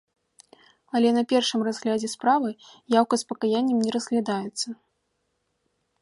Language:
Belarusian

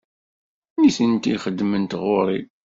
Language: Kabyle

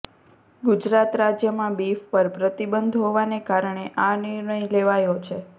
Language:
Gujarati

